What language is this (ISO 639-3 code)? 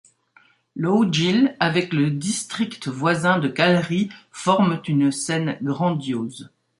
fra